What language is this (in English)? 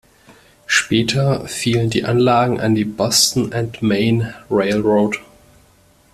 German